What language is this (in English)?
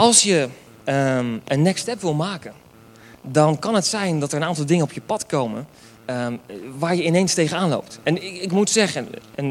Dutch